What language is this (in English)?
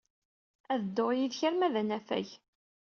Kabyle